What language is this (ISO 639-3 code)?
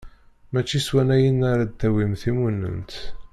kab